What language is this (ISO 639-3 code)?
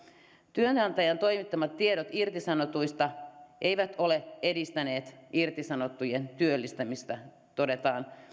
fin